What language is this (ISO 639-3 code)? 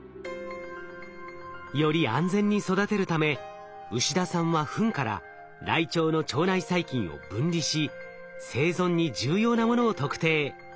jpn